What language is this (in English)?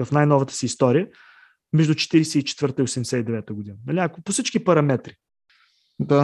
Bulgarian